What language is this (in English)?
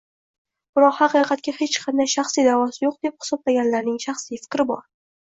Uzbek